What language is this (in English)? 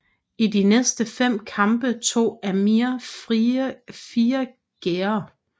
Danish